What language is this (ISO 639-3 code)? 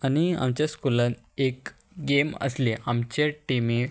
kok